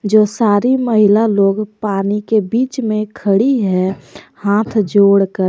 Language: Hindi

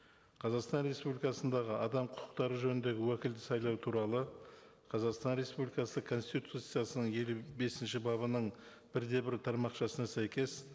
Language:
Kazakh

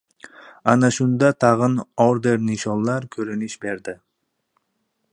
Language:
Uzbek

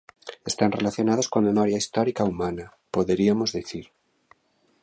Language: Galician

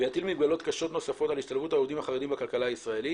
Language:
Hebrew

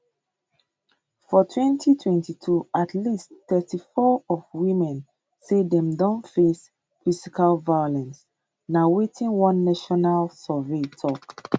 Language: Nigerian Pidgin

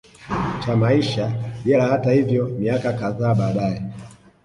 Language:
Swahili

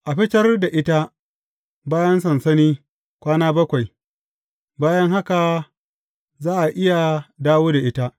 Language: Hausa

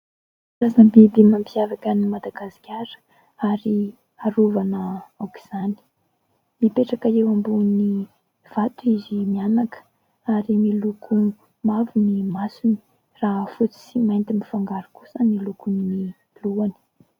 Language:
Malagasy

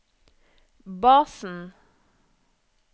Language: Norwegian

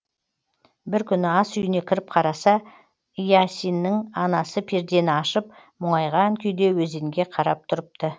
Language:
Kazakh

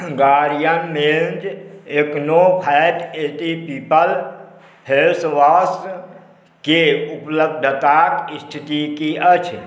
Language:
Maithili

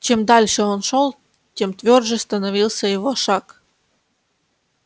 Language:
Russian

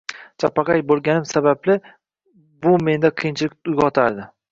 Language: Uzbek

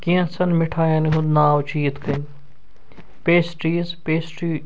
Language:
Kashmiri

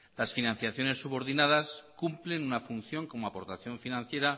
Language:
Spanish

